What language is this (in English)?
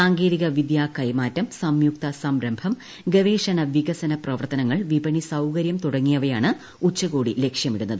Malayalam